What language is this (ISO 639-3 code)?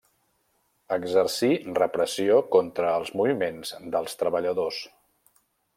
cat